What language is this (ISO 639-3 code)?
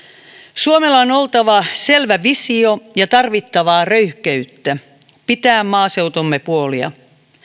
fin